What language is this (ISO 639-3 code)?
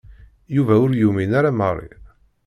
kab